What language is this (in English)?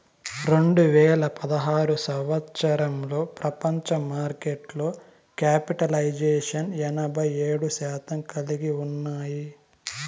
Telugu